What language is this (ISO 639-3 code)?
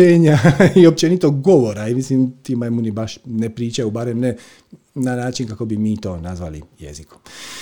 hrv